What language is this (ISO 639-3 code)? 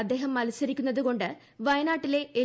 mal